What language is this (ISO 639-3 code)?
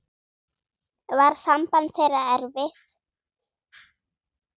isl